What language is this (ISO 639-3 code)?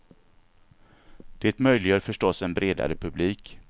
swe